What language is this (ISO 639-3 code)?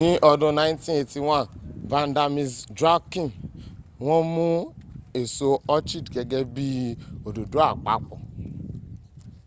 yor